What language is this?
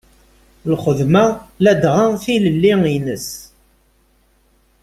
Kabyle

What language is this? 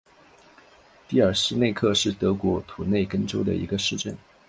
Chinese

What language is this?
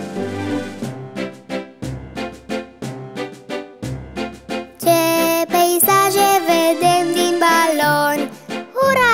Romanian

